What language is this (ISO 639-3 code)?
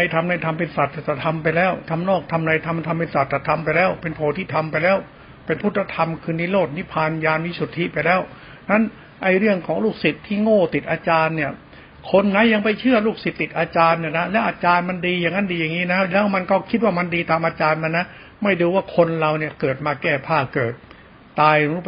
tha